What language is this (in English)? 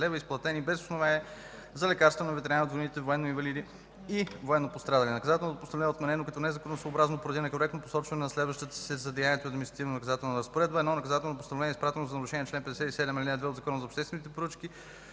Bulgarian